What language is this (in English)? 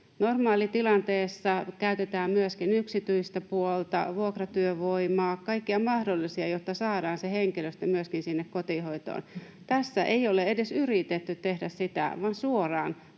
Finnish